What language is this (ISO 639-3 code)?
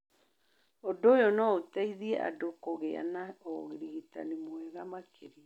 kik